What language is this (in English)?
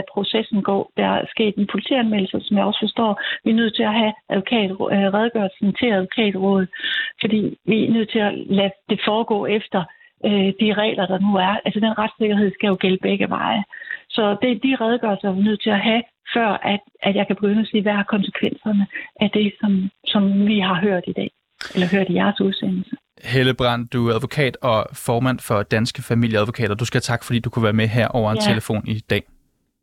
Danish